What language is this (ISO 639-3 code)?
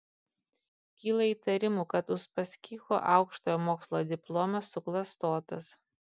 lit